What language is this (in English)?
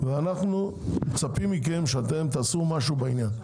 Hebrew